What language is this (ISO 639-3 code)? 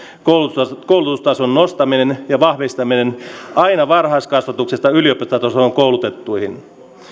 fin